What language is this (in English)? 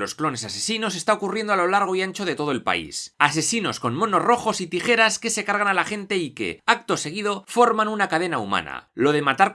Spanish